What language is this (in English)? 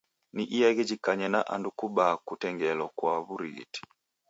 Taita